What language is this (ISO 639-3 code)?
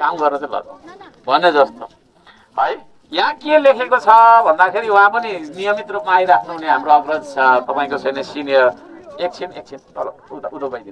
tha